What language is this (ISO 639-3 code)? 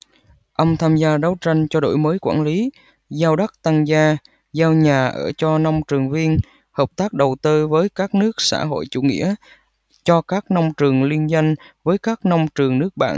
vie